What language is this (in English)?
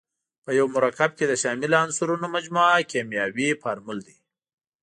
Pashto